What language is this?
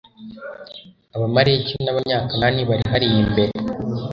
Kinyarwanda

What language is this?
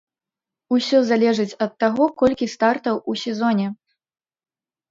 Belarusian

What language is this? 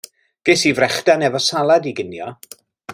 Welsh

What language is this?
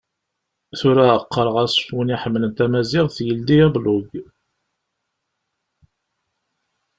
Kabyle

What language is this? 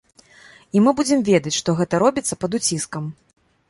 Belarusian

